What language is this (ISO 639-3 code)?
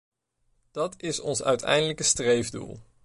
nld